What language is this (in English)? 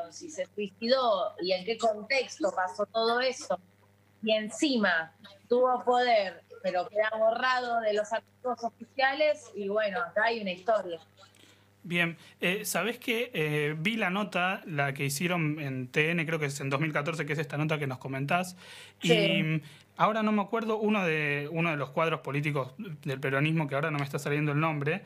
Spanish